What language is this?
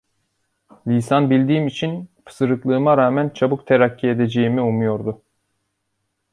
Turkish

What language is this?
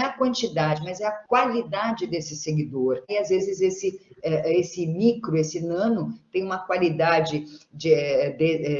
Portuguese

